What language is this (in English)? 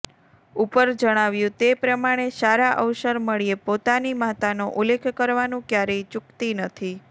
Gujarati